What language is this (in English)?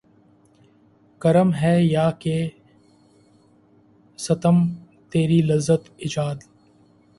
Urdu